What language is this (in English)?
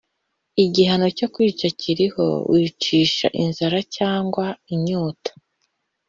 Kinyarwanda